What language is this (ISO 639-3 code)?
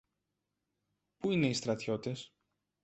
ell